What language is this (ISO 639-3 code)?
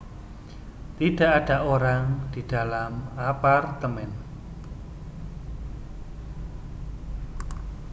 ind